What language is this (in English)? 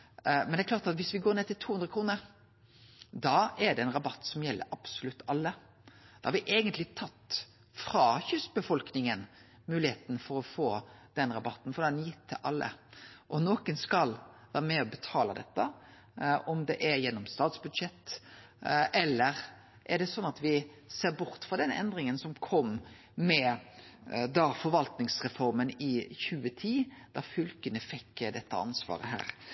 Norwegian Nynorsk